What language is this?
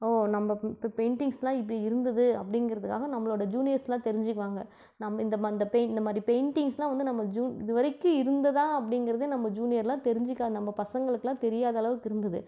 Tamil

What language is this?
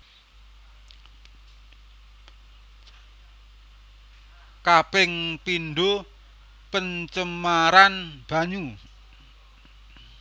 Javanese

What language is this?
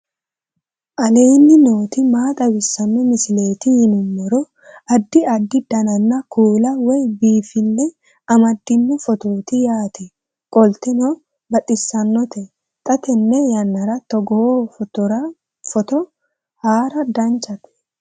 Sidamo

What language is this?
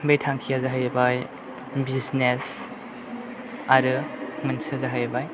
Bodo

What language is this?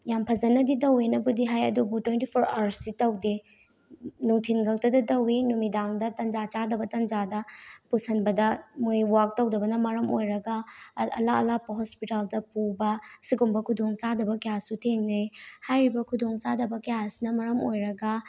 Manipuri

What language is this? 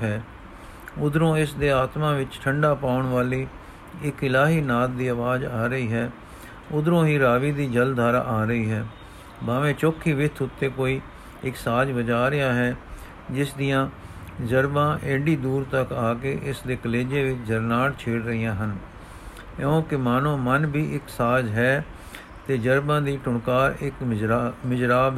Punjabi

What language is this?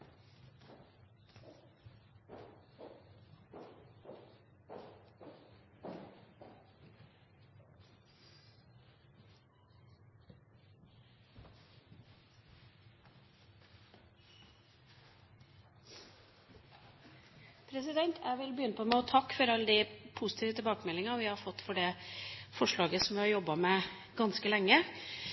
Norwegian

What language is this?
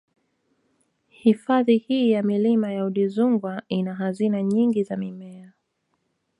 Swahili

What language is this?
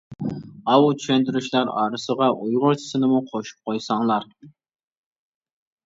Uyghur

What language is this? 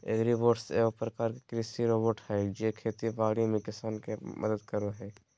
Magahi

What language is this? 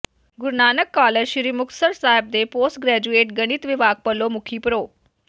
Punjabi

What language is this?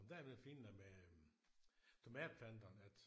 Danish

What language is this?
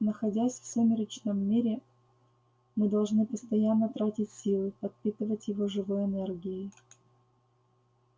Russian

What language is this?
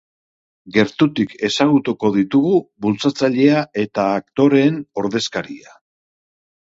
Basque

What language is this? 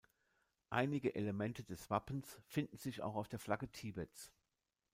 German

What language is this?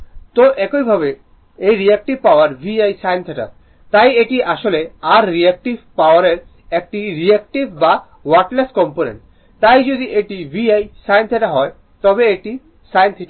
Bangla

